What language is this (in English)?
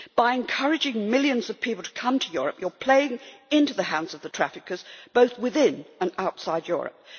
English